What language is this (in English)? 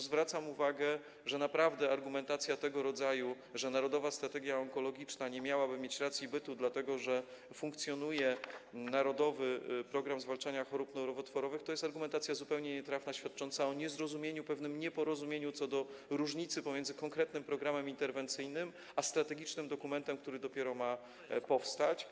Polish